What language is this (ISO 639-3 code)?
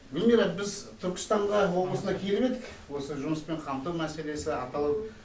kaz